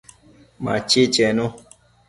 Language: Matsés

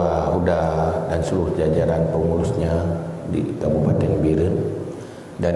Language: Malay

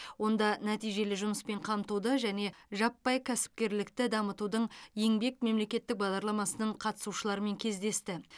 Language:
Kazakh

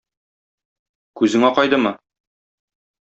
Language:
Tatar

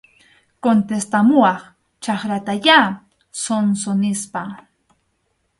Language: Arequipa-La Unión Quechua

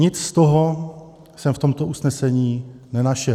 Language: Czech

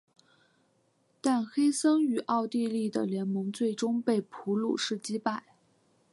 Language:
Chinese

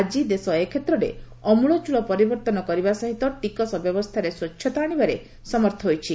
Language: Odia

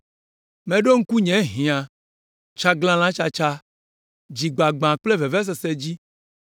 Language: Ewe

